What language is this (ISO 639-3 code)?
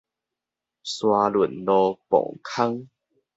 nan